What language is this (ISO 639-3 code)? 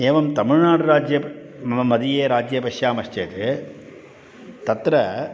san